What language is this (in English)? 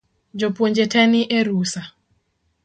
Luo (Kenya and Tanzania)